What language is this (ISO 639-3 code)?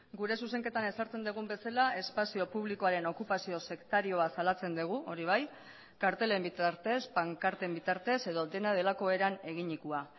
eus